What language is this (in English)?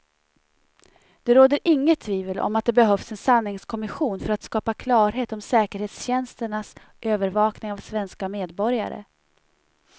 Swedish